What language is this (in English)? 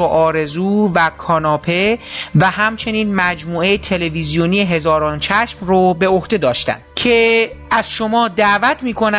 Persian